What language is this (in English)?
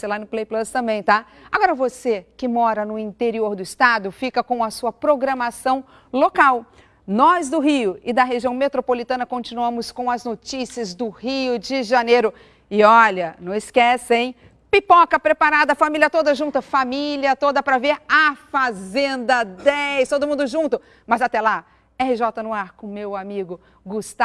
Portuguese